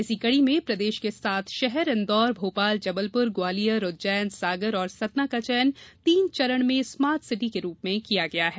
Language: Hindi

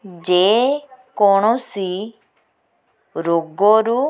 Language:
Odia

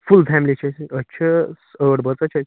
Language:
Kashmiri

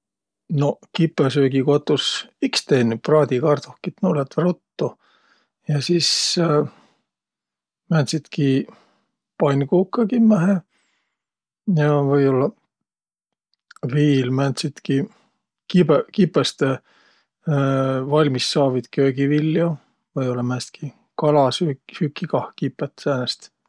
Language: Võro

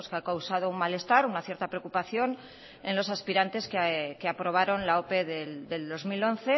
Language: Spanish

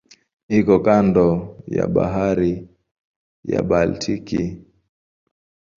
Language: Swahili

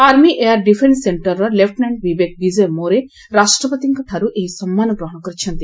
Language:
Odia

